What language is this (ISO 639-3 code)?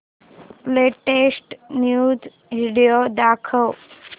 mar